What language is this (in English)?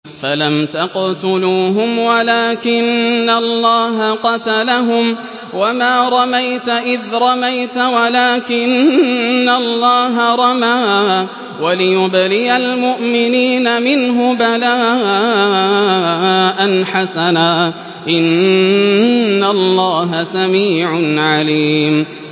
Arabic